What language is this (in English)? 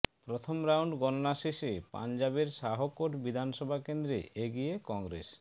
Bangla